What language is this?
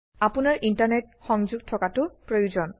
Assamese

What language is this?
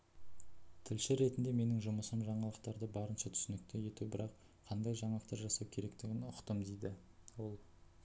Kazakh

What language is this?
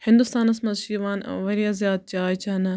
Kashmiri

